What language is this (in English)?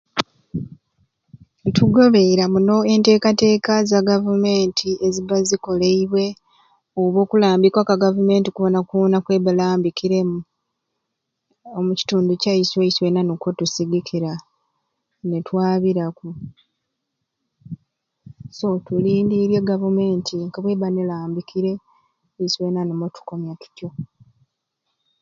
Ruuli